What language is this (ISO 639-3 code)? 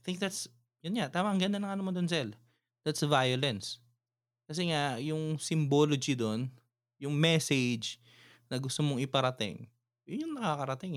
fil